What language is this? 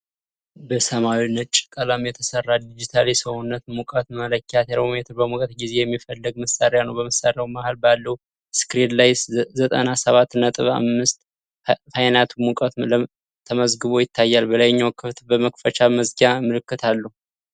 Amharic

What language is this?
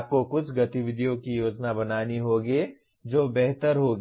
Hindi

